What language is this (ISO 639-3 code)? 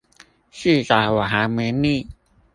zho